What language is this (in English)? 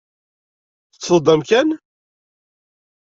Kabyle